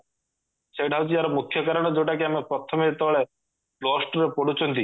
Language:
Odia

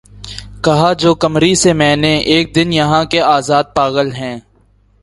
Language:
Urdu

